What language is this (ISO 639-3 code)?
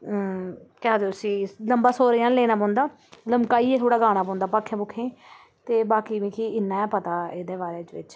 doi